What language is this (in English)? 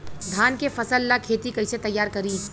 Bhojpuri